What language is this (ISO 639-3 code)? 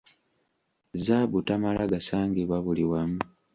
lug